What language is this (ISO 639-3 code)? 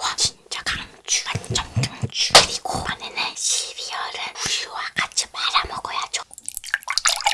kor